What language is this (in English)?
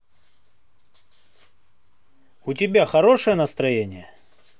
Russian